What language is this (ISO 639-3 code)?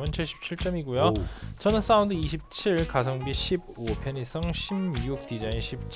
kor